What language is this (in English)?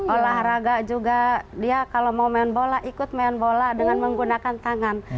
Indonesian